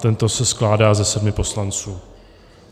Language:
Czech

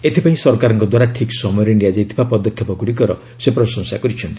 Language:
Odia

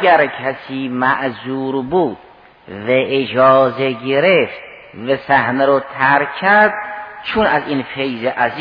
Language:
Persian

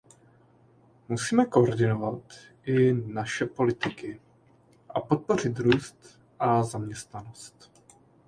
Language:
Czech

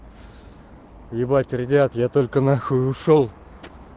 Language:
Russian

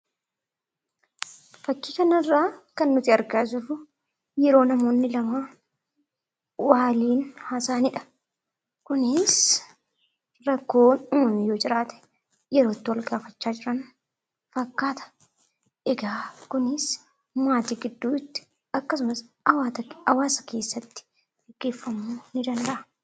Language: Oromo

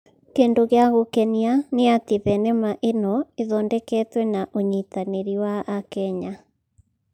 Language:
Kikuyu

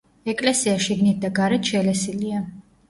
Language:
Georgian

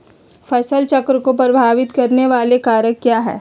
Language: Magahi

